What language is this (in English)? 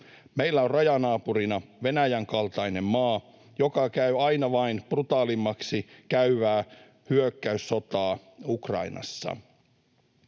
Finnish